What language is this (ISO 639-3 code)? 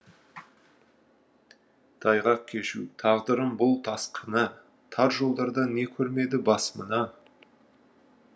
kaz